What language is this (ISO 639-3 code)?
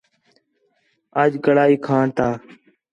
xhe